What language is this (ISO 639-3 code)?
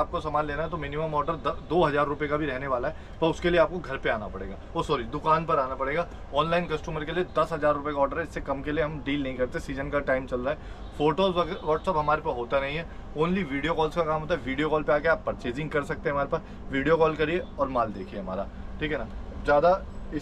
hin